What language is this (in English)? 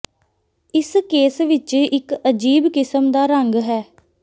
Punjabi